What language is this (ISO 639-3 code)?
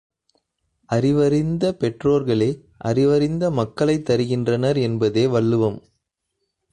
tam